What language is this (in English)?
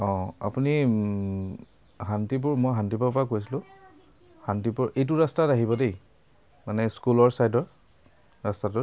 Assamese